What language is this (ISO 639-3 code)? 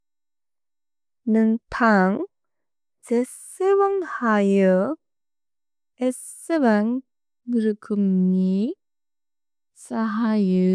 brx